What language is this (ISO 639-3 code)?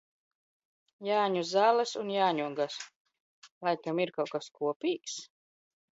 lav